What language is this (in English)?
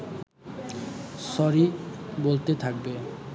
Bangla